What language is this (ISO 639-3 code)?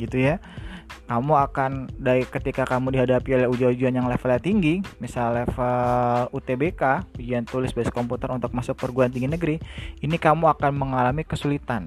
ind